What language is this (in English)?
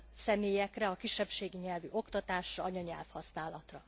Hungarian